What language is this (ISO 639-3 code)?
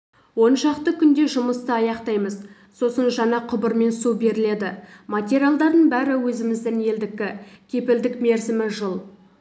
kaz